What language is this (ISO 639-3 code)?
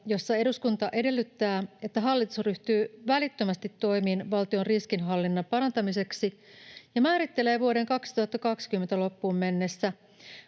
fin